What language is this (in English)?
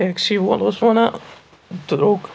Kashmiri